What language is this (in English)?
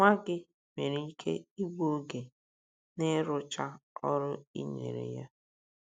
Igbo